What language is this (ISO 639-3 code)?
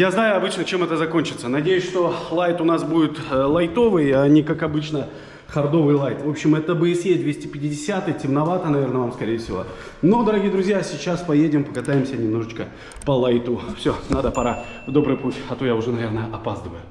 rus